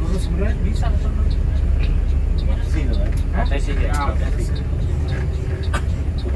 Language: Indonesian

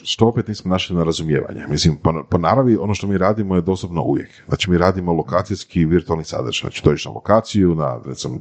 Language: Croatian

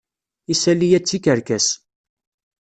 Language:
Kabyle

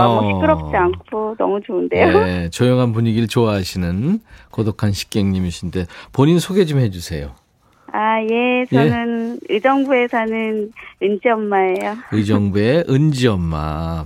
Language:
Korean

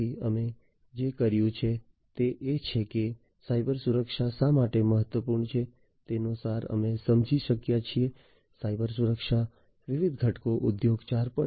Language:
Gujarati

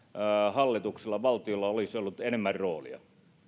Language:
Finnish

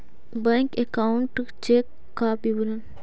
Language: Magahi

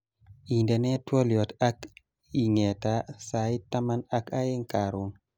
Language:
Kalenjin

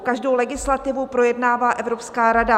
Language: Czech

